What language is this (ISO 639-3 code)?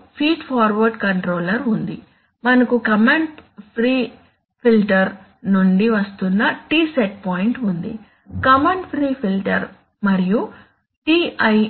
tel